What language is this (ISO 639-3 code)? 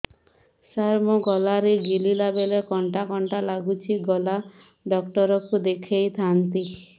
ori